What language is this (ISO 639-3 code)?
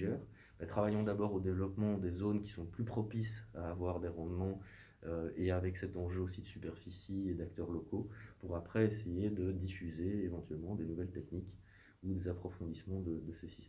fra